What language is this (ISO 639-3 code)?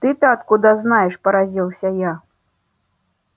rus